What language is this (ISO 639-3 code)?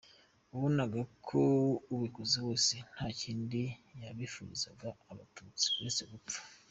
kin